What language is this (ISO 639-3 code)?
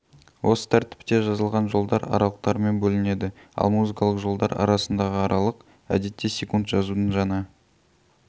kaz